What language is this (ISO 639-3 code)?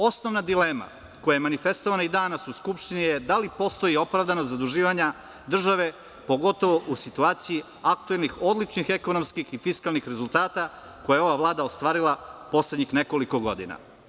srp